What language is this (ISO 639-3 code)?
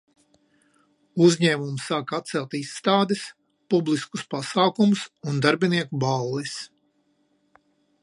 lav